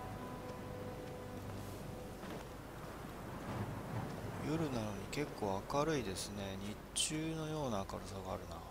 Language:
Japanese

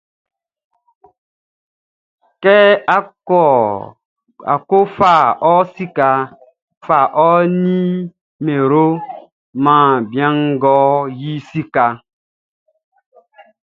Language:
Baoulé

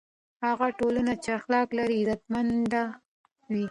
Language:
Pashto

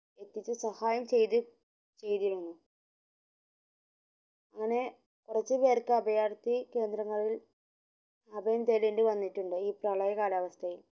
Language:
Malayalam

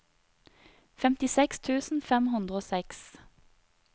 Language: Norwegian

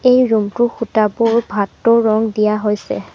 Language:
Assamese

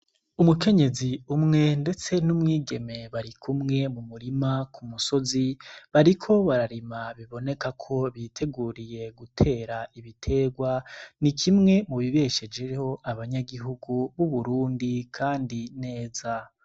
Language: Rundi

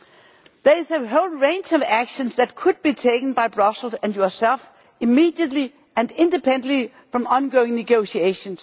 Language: English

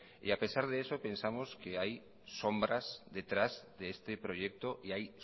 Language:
Spanish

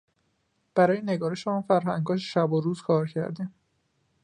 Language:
Persian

